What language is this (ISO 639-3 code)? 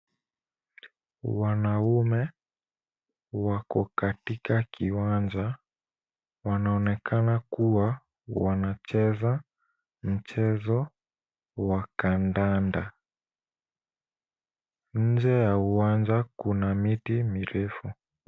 swa